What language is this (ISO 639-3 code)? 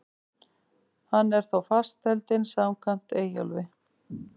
isl